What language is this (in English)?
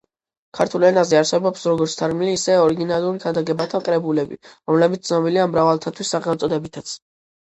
Georgian